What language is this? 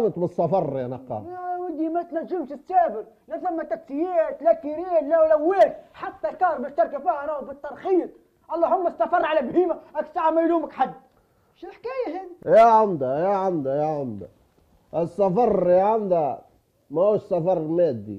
Arabic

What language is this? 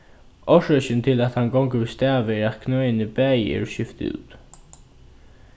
Faroese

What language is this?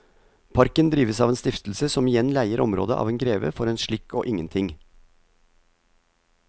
Norwegian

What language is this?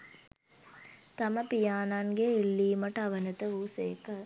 Sinhala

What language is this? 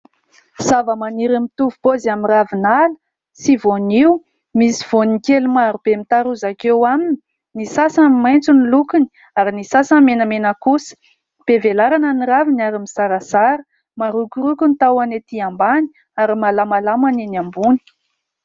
Malagasy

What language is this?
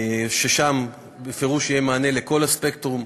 Hebrew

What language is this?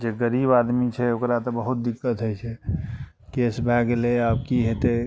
Maithili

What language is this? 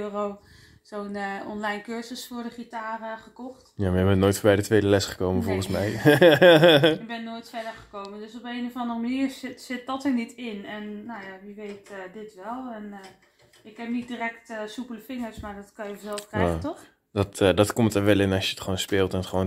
Dutch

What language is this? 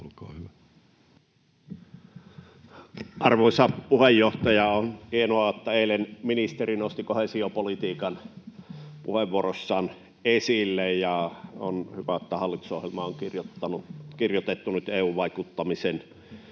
Finnish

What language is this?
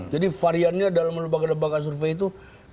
Indonesian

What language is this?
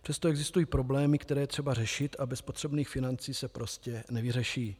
Czech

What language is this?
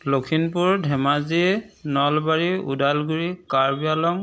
Assamese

